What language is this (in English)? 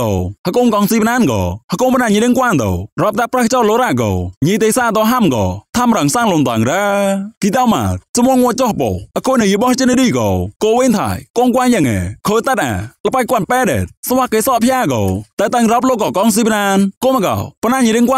Thai